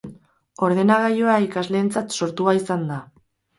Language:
Basque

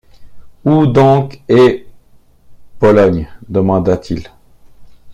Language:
French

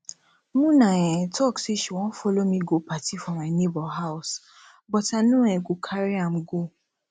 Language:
Nigerian Pidgin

